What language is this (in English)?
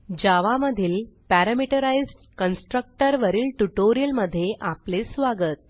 Marathi